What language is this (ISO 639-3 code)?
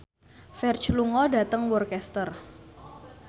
jav